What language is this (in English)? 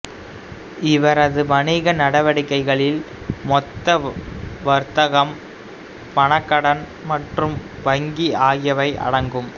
Tamil